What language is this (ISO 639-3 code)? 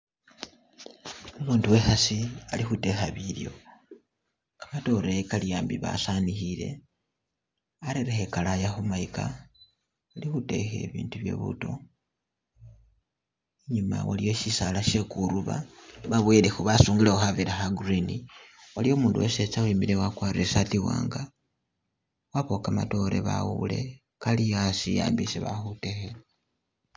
myx